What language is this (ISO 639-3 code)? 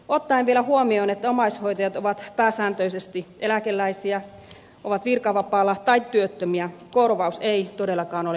fin